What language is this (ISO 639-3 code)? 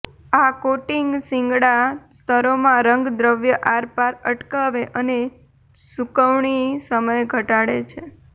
guj